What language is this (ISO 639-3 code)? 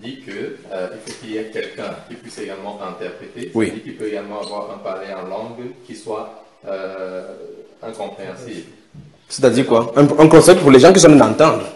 fra